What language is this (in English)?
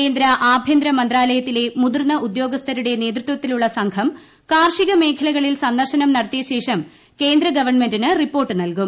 Malayalam